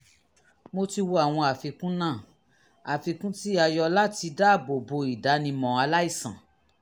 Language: Yoruba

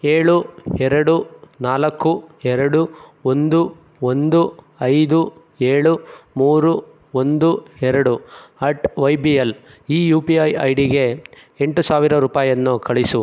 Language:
Kannada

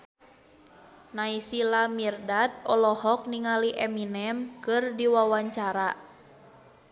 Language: Sundanese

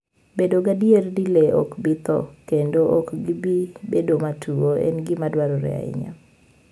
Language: Luo (Kenya and Tanzania)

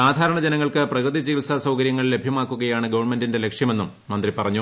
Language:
Malayalam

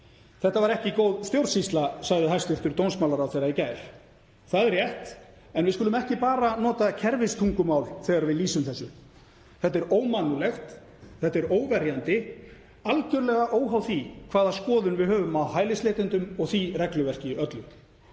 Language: Icelandic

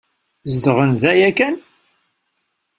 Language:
Kabyle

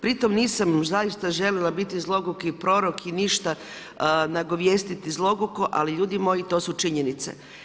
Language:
Croatian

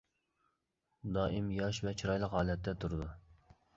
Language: Uyghur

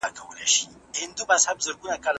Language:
Pashto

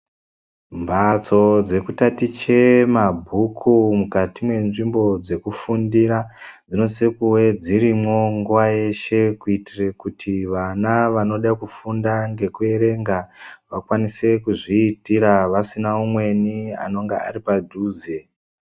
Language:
Ndau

